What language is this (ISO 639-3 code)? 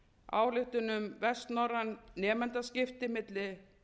isl